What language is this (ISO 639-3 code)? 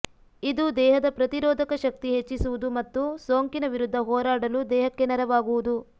kan